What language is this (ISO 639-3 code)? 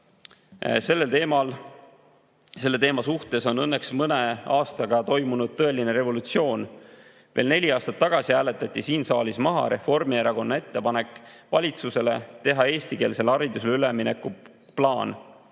est